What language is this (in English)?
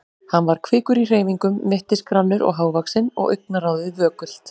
Icelandic